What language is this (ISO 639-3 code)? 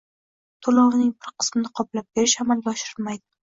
uzb